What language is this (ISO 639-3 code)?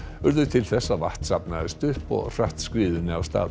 isl